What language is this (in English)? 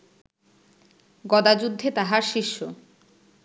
Bangla